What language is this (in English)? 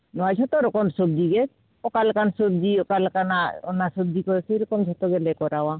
Santali